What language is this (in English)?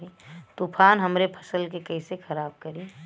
Bhojpuri